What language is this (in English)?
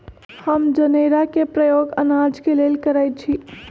Magahi